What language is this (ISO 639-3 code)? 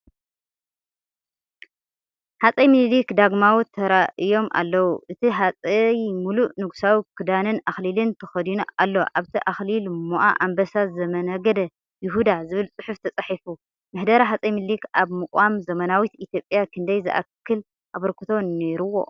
tir